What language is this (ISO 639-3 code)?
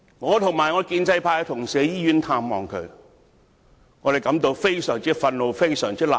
yue